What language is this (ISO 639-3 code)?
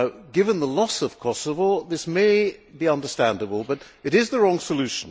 eng